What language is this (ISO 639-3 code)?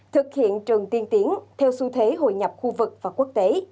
vie